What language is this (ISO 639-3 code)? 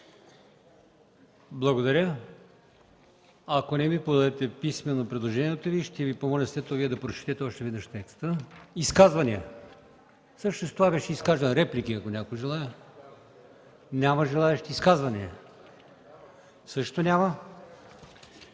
bul